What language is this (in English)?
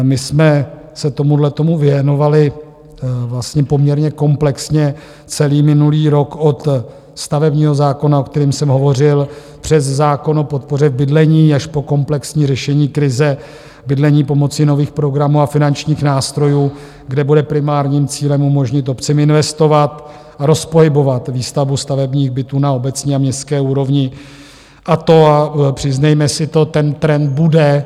Czech